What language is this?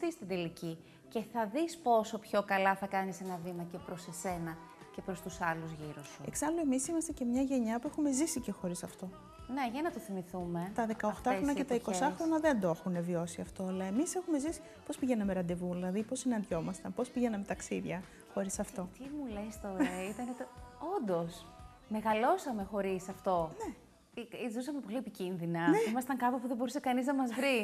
Greek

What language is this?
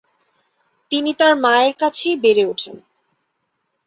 Bangla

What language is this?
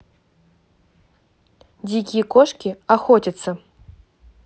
Russian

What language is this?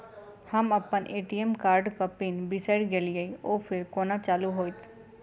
Maithili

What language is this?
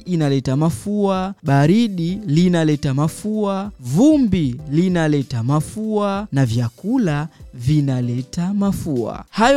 Swahili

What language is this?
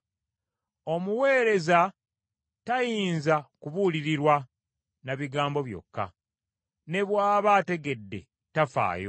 Ganda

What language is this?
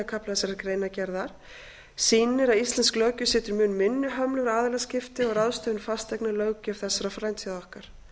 Icelandic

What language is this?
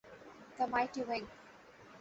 Bangla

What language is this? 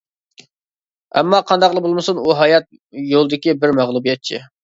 Uyghur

